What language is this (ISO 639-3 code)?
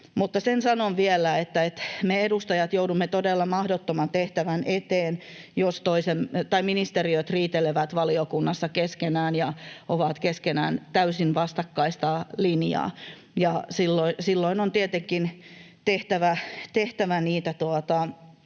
fin